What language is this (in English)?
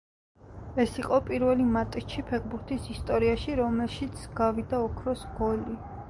Georgian